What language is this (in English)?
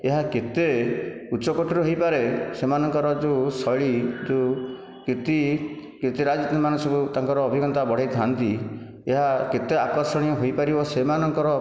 Odia